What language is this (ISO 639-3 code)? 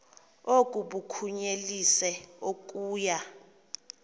xho